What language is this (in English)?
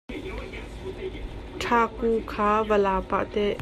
Hakha Chin